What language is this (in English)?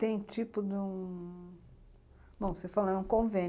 Portuguese